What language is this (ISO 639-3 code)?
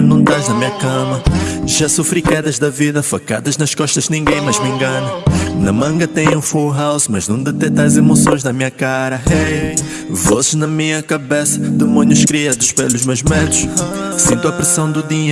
por